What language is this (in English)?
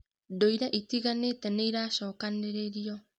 Kikuyu